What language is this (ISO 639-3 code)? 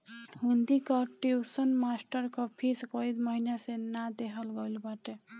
bho